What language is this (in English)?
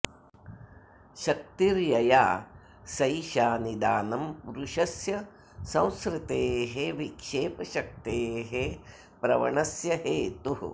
Sanskrit